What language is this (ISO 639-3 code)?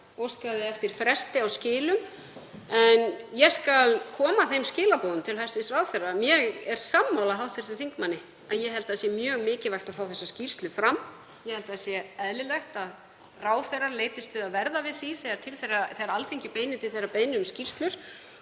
isl